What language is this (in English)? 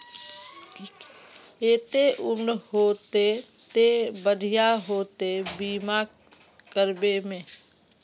Magahi